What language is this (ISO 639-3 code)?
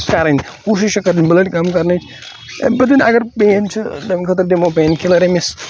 kas